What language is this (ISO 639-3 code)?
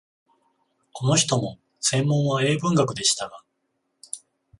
jpn